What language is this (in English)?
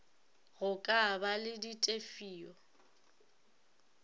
Northern Sotho